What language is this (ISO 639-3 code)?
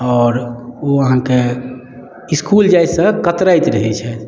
mai